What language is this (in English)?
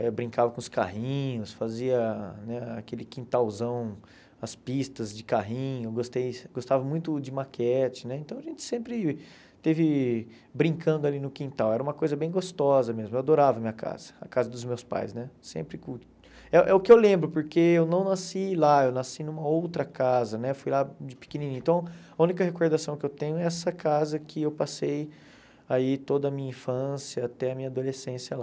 Portuguese